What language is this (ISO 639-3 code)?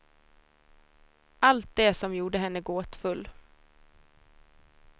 swe